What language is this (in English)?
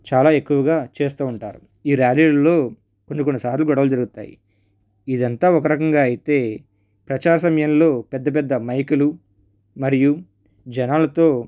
Telugu